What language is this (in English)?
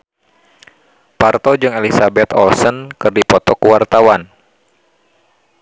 Sundanese